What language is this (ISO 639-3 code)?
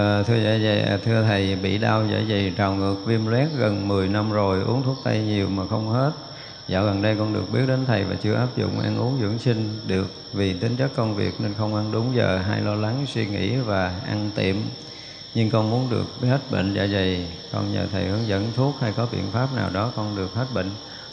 vie